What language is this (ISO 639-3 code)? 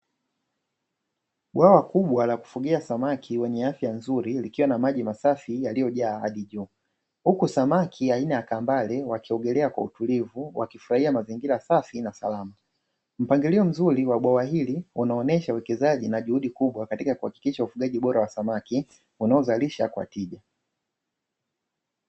swa